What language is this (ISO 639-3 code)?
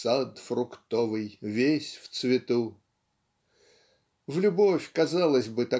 rus